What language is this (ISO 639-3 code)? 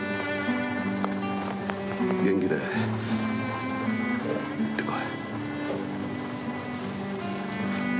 jpn